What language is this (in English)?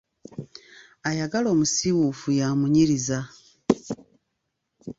Ganda